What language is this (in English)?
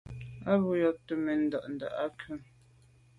Medumba